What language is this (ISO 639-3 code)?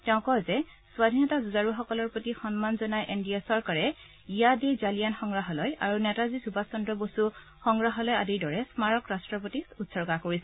asm